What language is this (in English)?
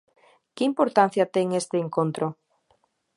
Galician